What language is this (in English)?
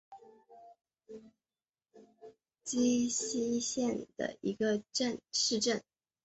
Chinese